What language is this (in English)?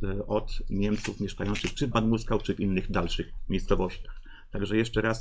Polish